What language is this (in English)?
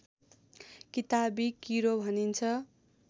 Nepali